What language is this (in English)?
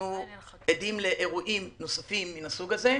Hebrew